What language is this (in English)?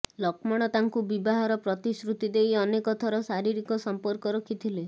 Odia